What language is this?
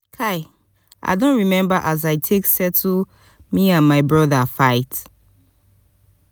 Nigerian Pidgin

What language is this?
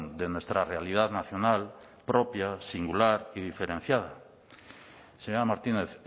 Spanish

